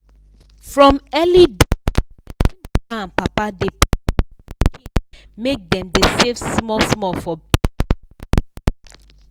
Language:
Nigerian Pidgin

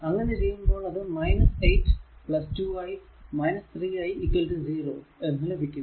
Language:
Malayalam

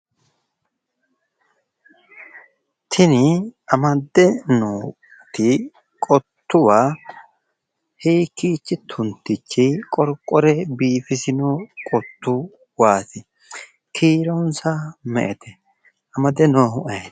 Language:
Sidamo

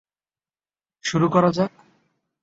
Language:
Bangla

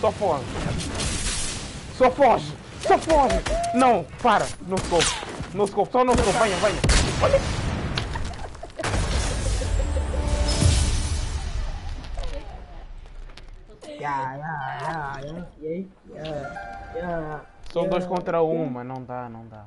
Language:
Portuguese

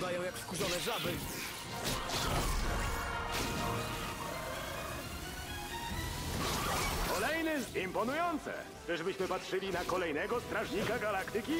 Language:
Polish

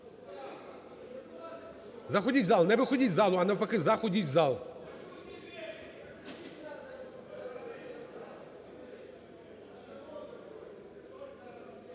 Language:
Ukrainian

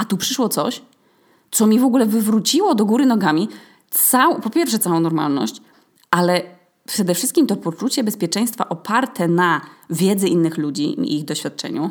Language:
Polish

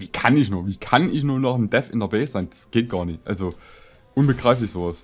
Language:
German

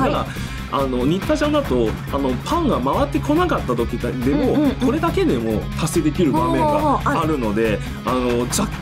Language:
Japanese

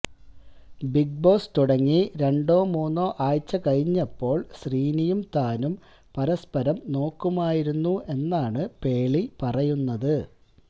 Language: Malayalam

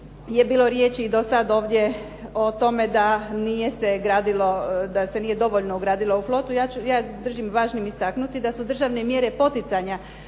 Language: Croatian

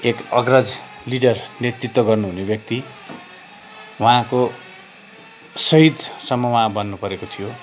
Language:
Nepali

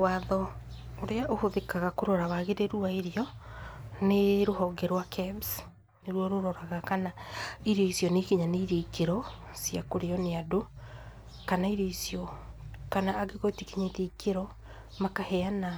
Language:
Kikuyu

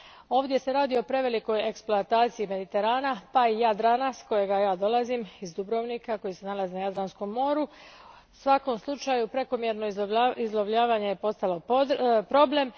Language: Croatian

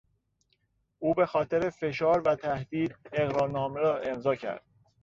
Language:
Persian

